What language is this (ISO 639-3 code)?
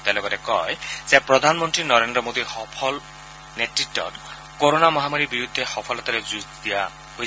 asm